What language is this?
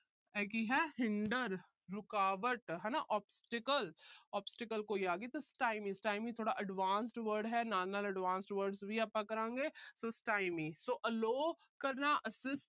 Punjabi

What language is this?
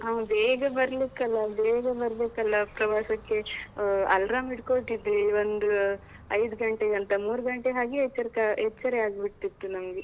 Kannada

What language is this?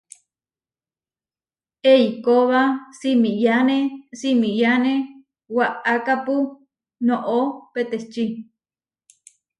Huarijio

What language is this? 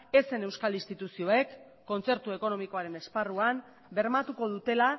Basque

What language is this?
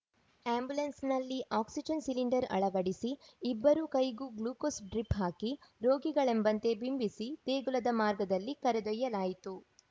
Kannada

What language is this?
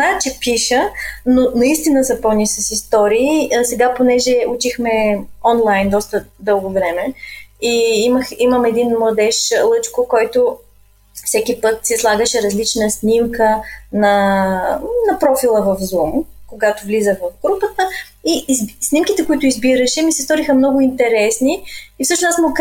Bulgarian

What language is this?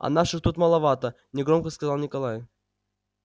Russian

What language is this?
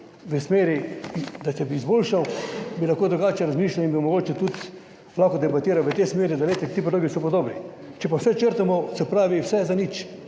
Slovenian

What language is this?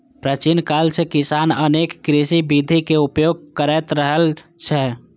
Maithili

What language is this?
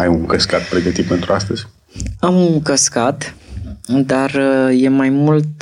Romanian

